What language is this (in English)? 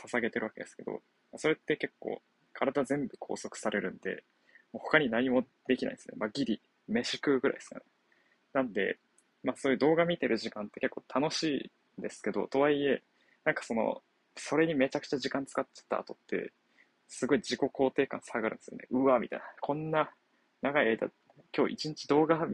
Japanese